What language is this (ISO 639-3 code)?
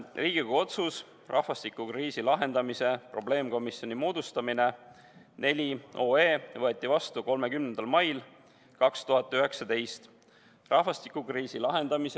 est